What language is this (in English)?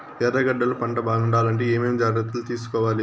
Telugu